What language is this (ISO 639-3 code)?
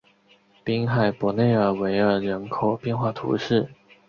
zho